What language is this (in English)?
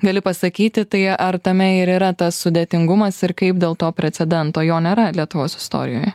Lithuanian